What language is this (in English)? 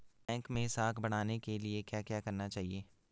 Hindi